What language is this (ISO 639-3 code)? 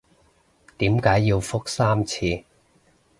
yue